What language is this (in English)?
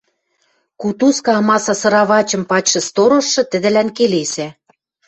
Western Mari